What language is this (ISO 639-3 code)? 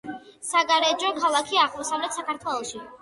kat